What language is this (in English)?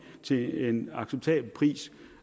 Danish